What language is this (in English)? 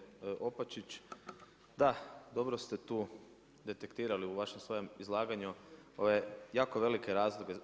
Croatian